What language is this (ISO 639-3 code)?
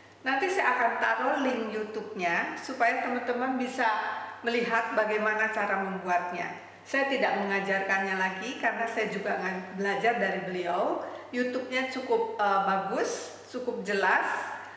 ind